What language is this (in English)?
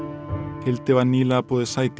Icelandic